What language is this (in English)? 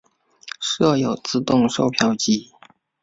Chinese